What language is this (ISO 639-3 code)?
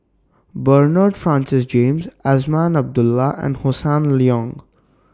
eng